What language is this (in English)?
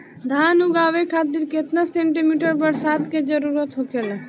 Bhojpuri